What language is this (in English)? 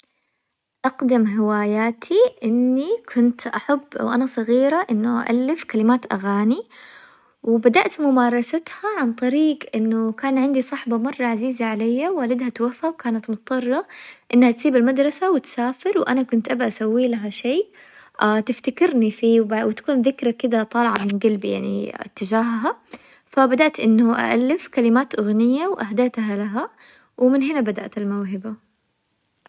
Hijazi Arabic